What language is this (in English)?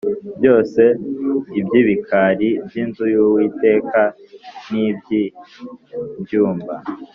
Kinyarwanda